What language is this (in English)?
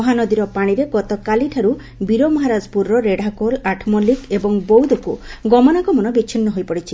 Odia